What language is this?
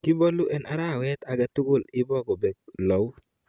Kalenjin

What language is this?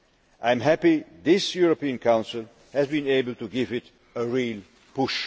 English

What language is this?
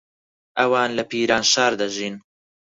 Central Kurdish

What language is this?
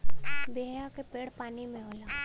Bhojpuri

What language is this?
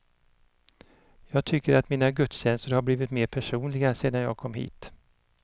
Swedish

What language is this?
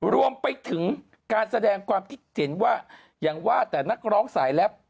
Thai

